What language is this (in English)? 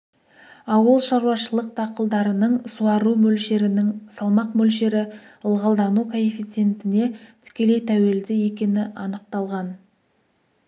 Kazakh